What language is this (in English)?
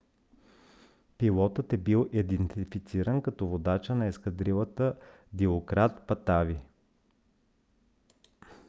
Bulgarian